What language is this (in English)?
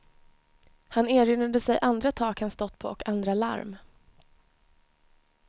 Swedish